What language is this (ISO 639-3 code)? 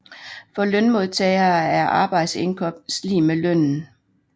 dan